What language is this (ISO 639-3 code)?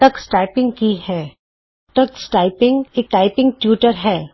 pan